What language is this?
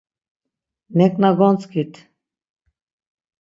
Laz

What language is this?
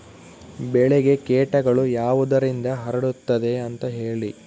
Kannada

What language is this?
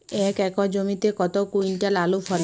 Bangla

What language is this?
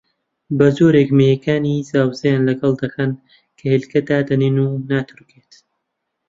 Central Kurdish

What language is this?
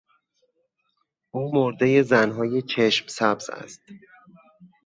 Persian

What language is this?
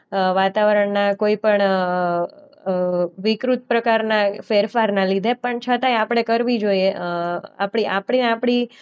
Gujarati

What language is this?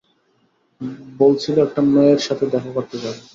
Bangla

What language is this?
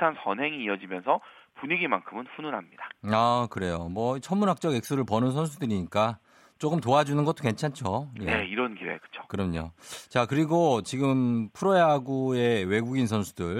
Korean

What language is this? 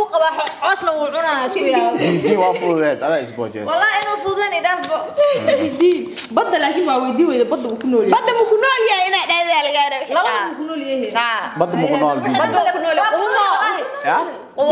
Arabic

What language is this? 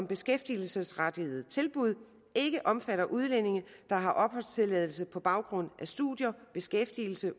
Danish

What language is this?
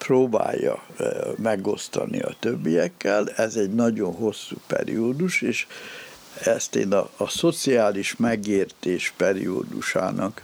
Hungarian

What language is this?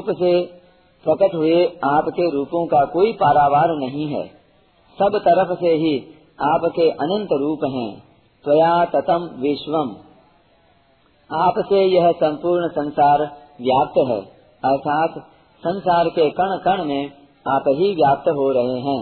Hindi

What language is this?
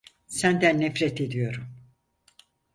Turkish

